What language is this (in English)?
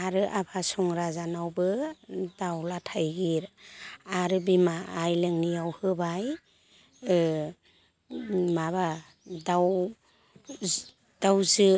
Bodo